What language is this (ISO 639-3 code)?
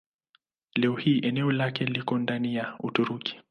swa